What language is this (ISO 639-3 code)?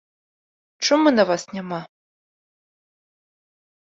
bel